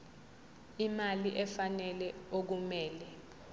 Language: Zulu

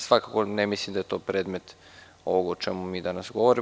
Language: Serbian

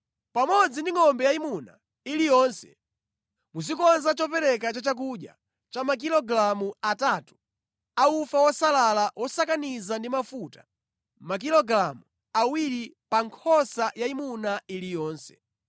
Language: Nyanja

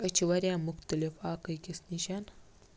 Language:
Kashmiri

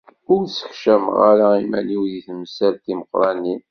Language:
Kabyle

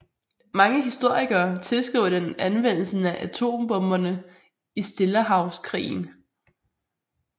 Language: Danish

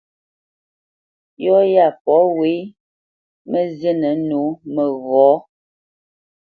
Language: Bamenyam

